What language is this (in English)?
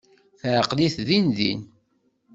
Kabyle